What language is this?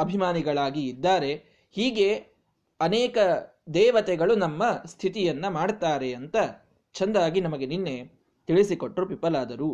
Kannada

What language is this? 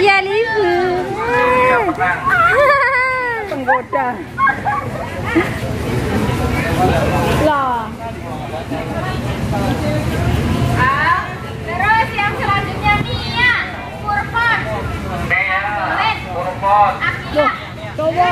Indonesian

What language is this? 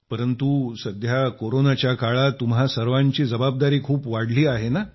Marathi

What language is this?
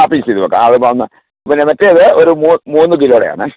Malayalam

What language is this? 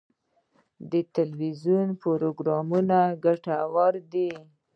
Pashto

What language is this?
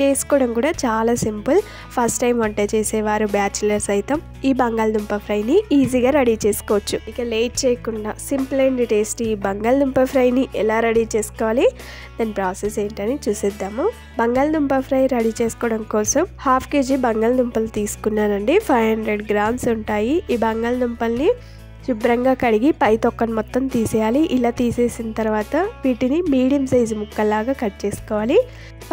Telugu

